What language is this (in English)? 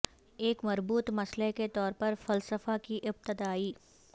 Urdu